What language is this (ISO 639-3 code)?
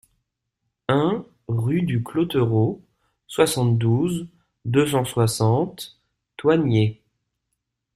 fra